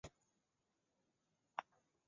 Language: Chinese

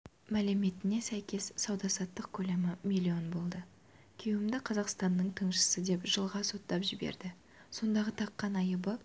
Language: Kazakh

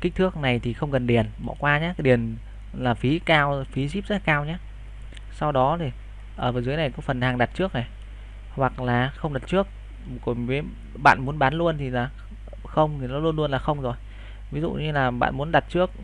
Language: Vietnamese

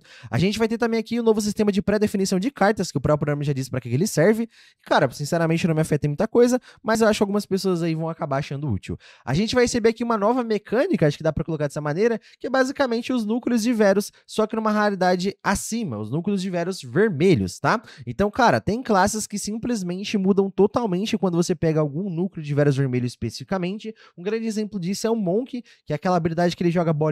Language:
Portuguese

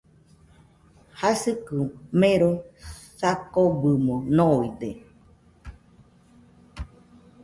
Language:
Nüpode Huitoto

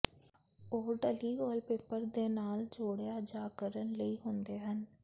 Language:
Punjabi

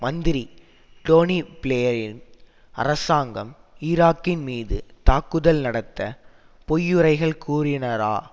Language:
Tamil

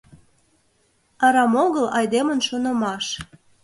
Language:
Mari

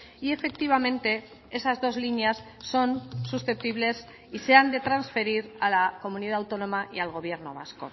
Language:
Spanish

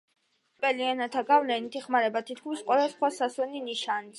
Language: Georgian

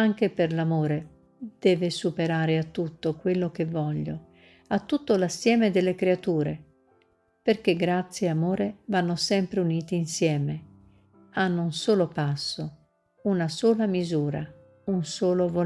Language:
Italian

